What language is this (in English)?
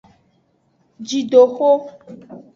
Aja (Benin)